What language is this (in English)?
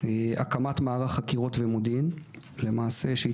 Hebrew